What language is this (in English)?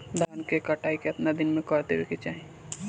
Bhojpuri